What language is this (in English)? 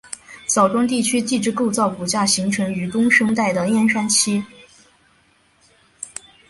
Chinese